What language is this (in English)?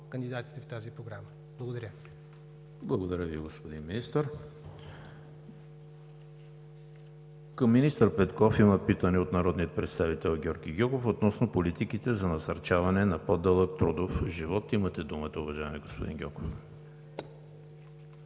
Bulgarian